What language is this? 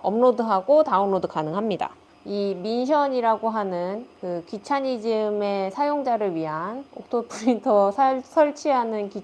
Korean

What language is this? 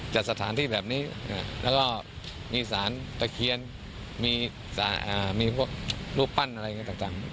Thai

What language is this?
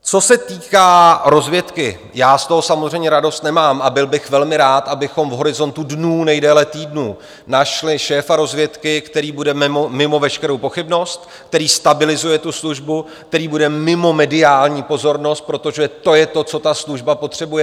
Czech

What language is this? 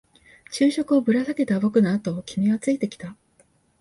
Japanese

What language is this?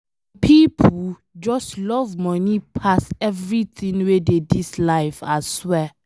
Nigerian Pidgin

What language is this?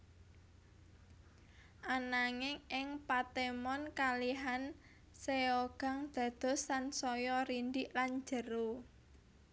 Javanese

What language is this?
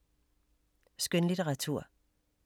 Danish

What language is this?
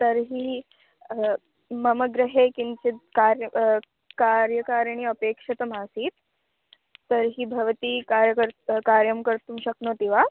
Sanskrit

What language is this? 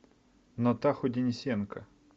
Russian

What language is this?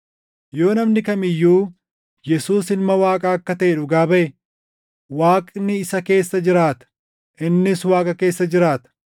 Oromo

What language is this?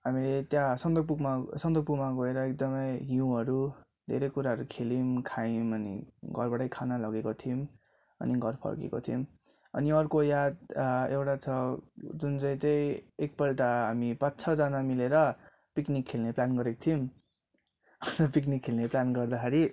Nepali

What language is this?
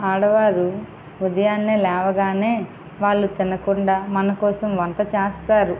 Telugu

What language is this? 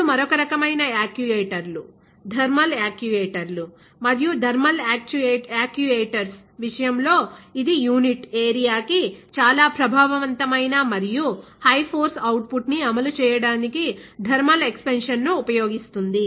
Telugu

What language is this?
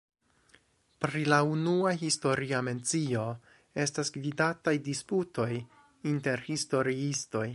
Esperanto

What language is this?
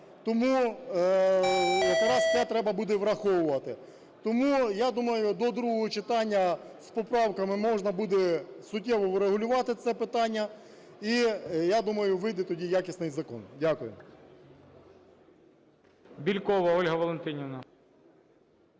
Ukrainian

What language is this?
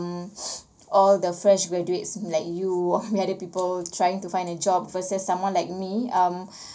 English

